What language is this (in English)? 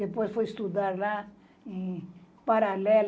Portuguese